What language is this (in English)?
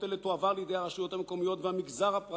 Hebrew